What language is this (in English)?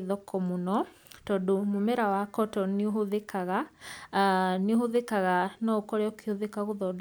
Kikuyu